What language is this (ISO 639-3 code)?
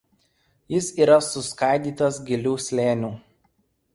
lit